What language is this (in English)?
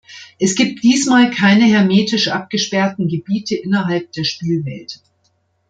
German